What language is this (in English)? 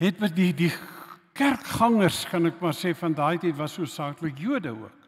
Dutch